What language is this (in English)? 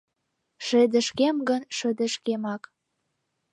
Mari